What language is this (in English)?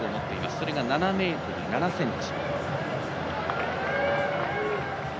Japanese